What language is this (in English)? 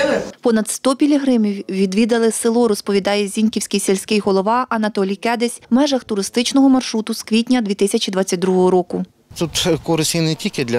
Ukrainian